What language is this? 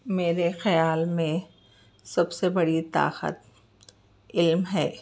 Urdu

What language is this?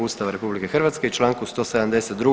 Croatian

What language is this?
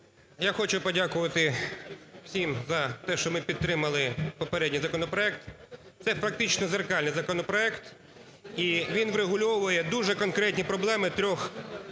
Ukrainian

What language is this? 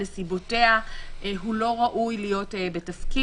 Hebrew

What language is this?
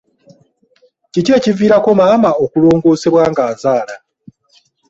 Ganda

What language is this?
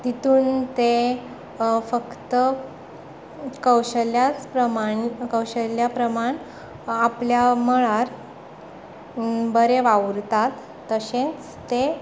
Konkani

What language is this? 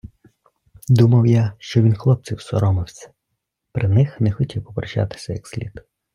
Ukrainian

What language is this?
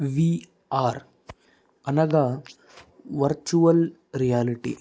Telugu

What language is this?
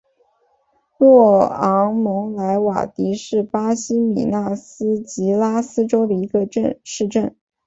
Chinese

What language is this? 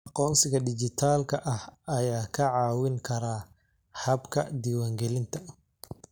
Somali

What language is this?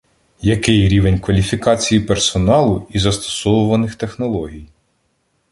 Ukrainian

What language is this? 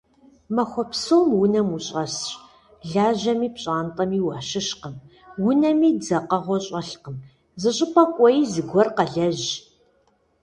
Kabardian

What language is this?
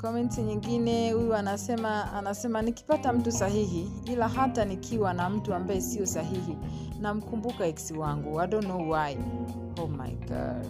Swahili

